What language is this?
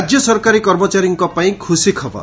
Odia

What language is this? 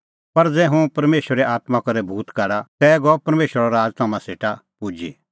Kullu Pahari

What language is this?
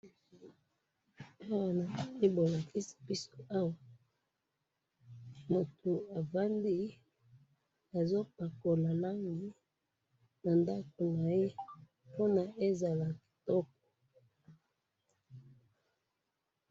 Lingala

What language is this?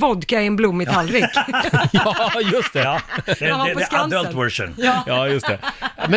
Swedish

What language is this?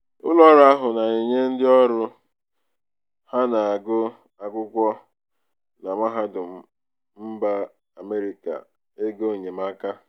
Igbo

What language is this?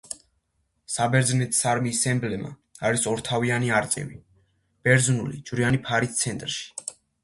Georgian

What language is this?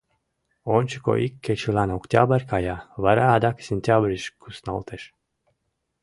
Mari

